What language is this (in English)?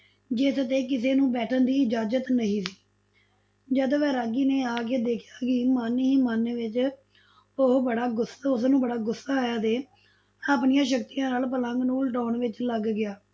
Punjabi